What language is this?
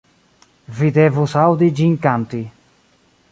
Esperanto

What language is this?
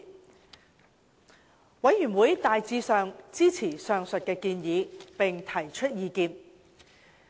Cantonese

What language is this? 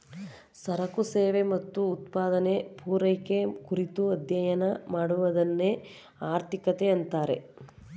Kannada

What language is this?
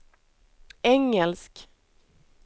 Swedish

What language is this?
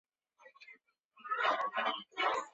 Chinese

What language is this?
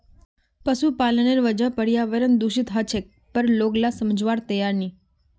Magahi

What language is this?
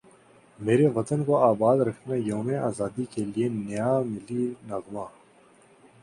Urdu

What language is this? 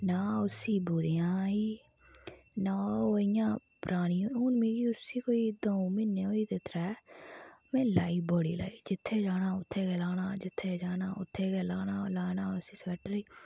Dogri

